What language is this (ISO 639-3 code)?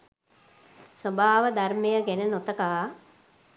sin